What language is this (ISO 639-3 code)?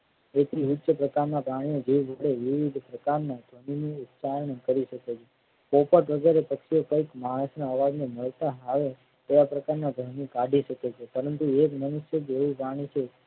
guj